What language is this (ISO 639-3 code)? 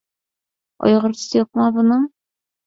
uig